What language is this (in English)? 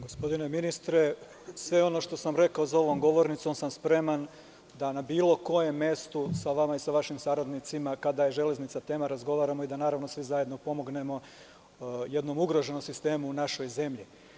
Serbian